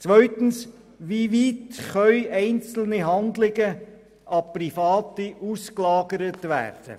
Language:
Swiss German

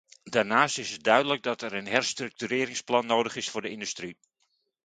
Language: Dutch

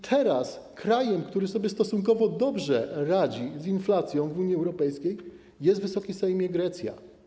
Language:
Polish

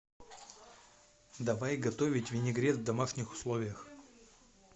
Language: Russian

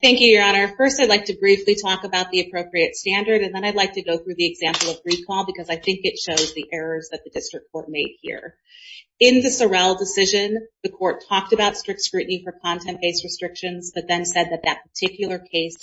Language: English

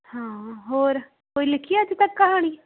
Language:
Punjabi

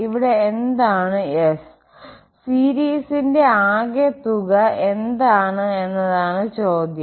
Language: Malayalam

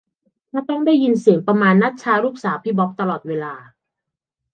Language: Thai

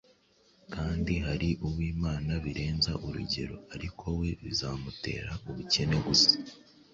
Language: Kinyarwanda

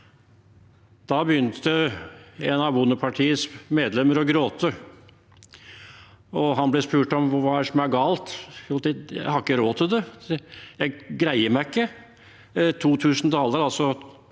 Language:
Norwegian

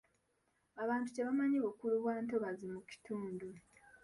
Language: Ganda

